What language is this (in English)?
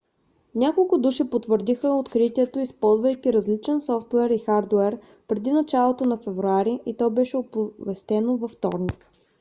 Bulgarian